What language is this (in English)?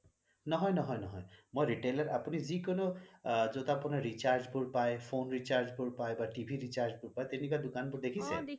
Assamese